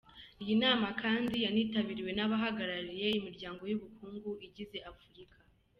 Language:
Kinyarwanda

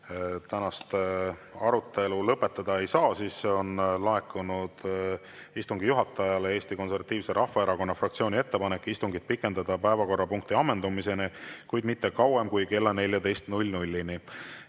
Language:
Estonian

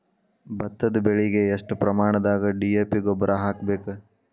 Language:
Kannada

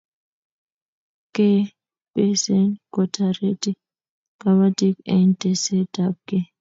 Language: Kalenjin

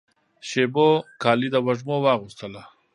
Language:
Pashto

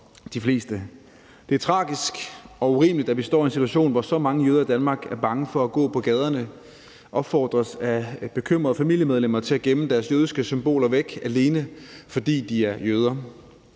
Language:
Danish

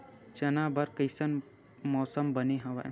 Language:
Chhattisgarhi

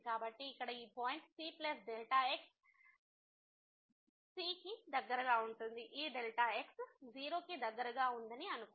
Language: Telugu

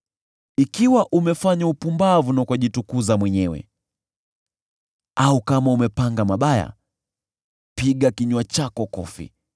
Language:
Swahili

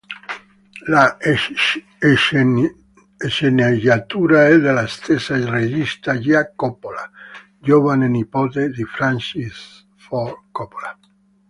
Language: Italian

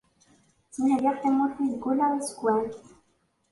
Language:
Kabyle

